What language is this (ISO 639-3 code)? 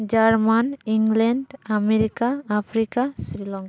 sat